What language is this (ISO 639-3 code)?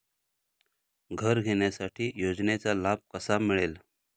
mar